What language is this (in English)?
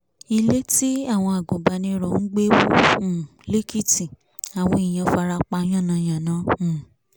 Yoruba